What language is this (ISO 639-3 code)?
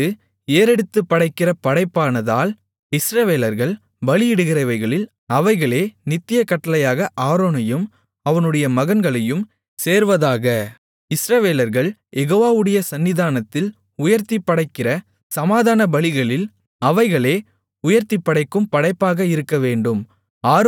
tam